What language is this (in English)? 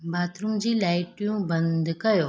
Sindhi